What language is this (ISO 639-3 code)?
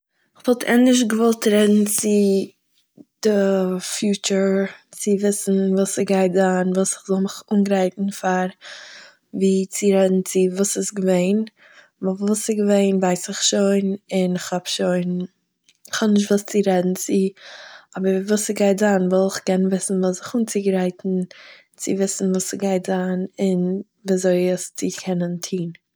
yid